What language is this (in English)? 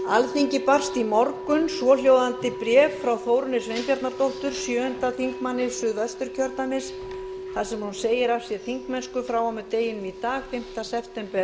Icelandic